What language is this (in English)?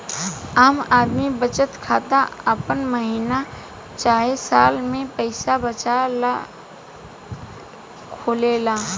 Bhojpuri